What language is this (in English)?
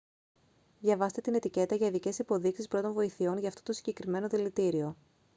Greek